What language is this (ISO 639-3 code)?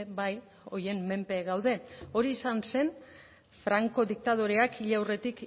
eus